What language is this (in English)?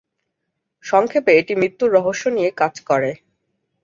Bangla